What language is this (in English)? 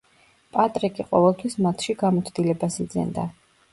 Georgian